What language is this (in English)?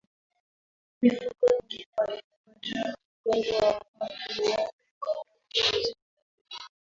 Swahili